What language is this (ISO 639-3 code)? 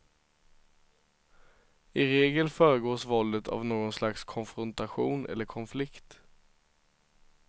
swe